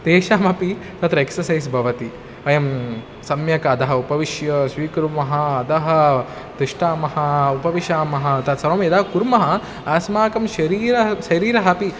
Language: Sanskrit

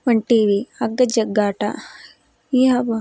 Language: Kannada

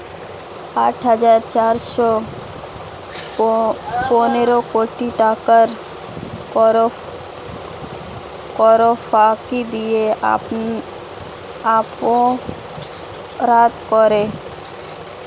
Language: Bangla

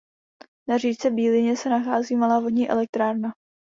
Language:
Czech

